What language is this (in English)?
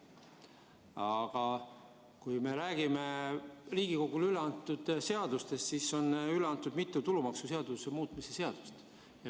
Estonian